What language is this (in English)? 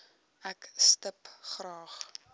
Afrikaans